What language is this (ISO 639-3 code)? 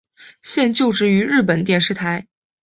zho